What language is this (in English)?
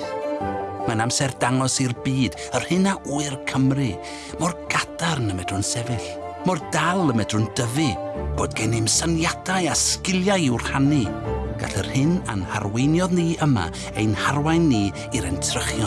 Welsh